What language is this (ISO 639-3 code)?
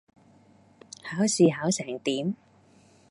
yue